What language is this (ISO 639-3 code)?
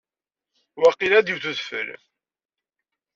kab